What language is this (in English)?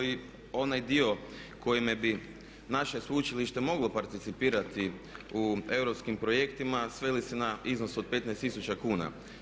Croatian